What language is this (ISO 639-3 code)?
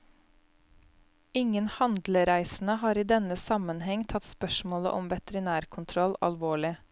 nor